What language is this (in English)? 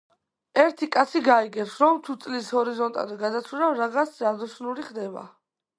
Georgian